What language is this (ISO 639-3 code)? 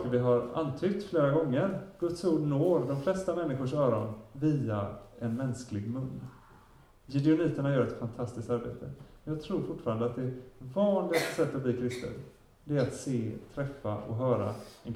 swe